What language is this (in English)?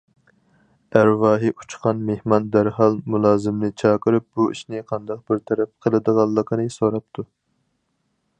Uyghur